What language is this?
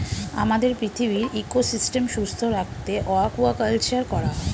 Bangla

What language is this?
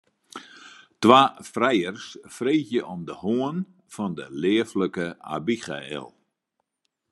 Western Frisian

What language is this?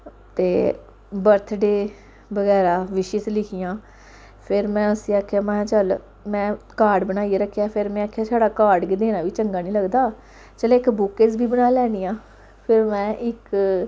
Dogri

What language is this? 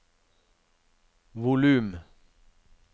Norwegian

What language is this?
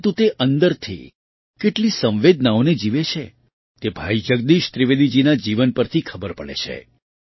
Gujarati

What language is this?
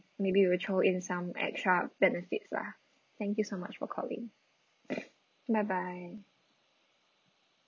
English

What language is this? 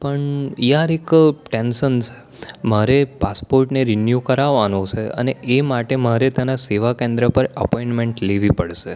Gujarati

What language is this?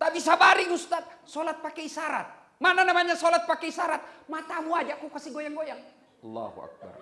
Indonesian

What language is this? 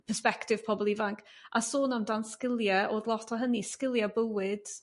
Welsh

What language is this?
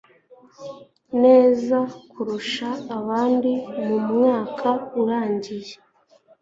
Kinyarwanda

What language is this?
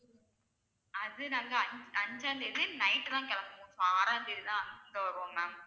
Tamil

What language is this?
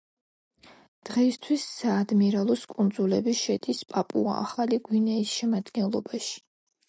Georgian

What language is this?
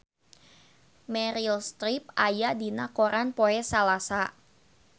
Sundanese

